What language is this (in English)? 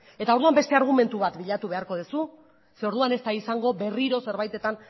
Basque